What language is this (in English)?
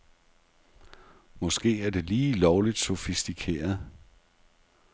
Danish